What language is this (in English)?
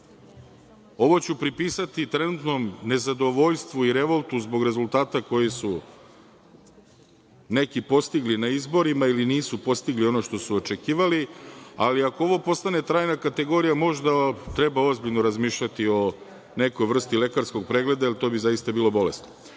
Serbian